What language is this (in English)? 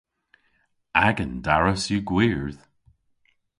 Cornish